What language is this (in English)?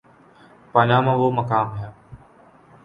Urdu